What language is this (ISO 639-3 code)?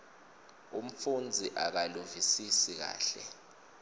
ssw